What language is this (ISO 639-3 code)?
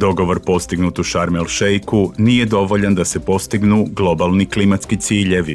hrv